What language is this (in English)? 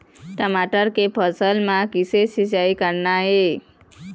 Chhattisgarhi